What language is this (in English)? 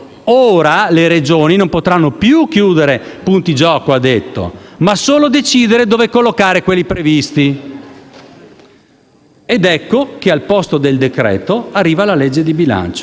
Italian